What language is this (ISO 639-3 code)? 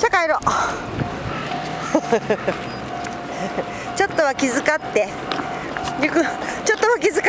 jpn